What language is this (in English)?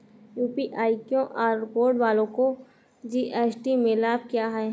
Hindi